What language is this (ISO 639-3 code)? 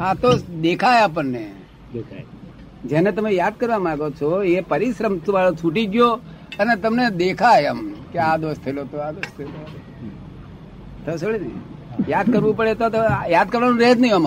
guj